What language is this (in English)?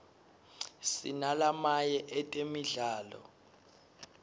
Swati